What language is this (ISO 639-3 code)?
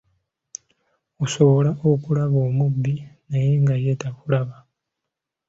lug